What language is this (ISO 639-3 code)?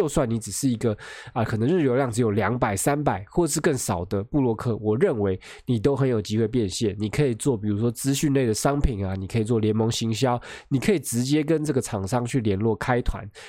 zho